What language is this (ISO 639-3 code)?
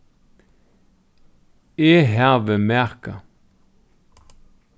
fao